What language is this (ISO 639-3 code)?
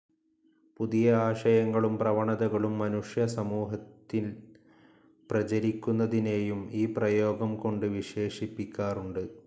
mal